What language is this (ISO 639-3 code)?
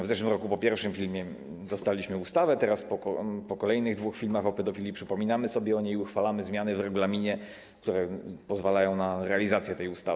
pol